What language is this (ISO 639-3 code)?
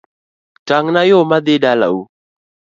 luo